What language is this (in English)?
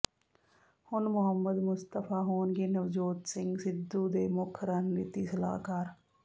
Punjabi